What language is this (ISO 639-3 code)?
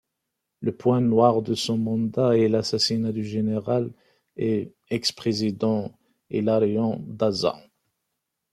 fra